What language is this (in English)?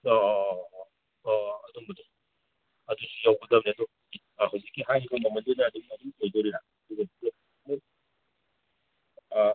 Manipuri